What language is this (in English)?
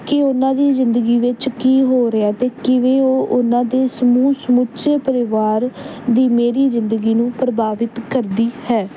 Punjabi